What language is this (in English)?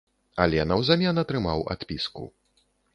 Belarusian